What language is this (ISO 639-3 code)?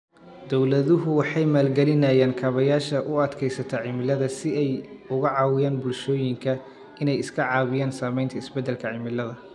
som